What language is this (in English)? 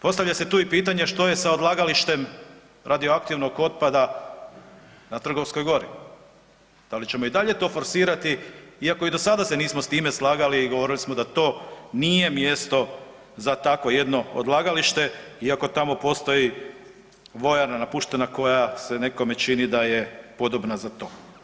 Croatian